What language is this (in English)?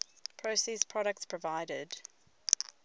English